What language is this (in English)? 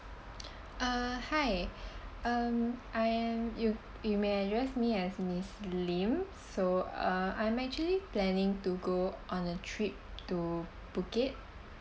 English